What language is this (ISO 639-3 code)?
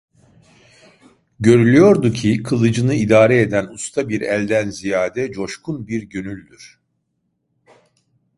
tur